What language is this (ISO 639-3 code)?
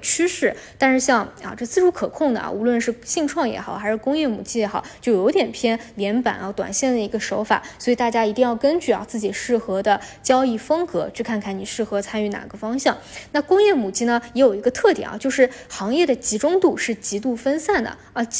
zho